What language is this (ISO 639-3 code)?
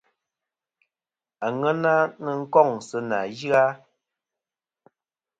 bkm